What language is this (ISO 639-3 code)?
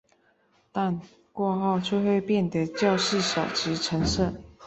zho